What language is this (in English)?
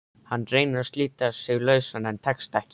Icelandic